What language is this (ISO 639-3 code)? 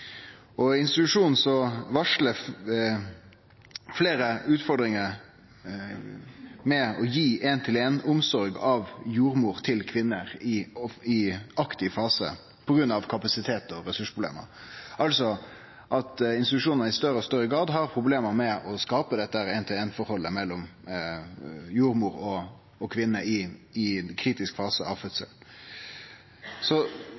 nno